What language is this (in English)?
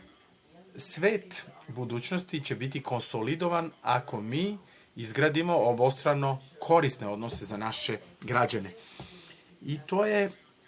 Serbian